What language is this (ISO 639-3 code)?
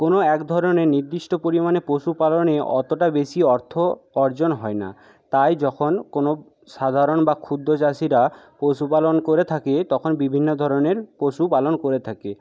ben